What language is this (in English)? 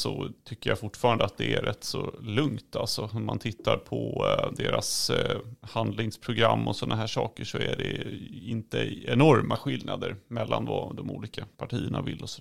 Swedish